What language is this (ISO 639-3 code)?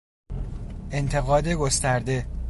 fas